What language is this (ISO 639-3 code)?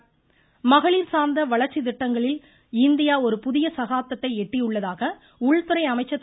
tam